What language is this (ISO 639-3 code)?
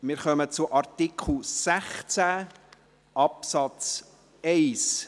gsw